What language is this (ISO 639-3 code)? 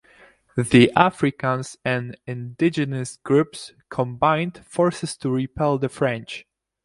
eng